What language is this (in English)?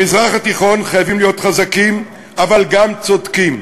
Hebrew